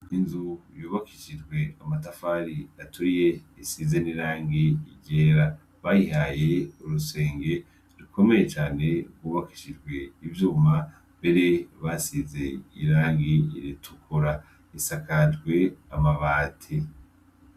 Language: Rundi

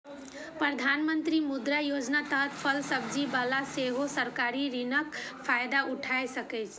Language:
Maithili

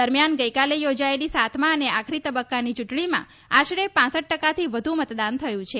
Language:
Gujarati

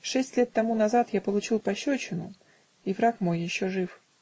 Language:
Russian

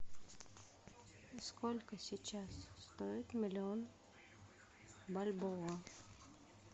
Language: Russian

